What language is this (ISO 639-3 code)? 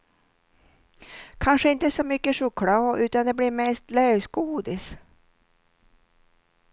swe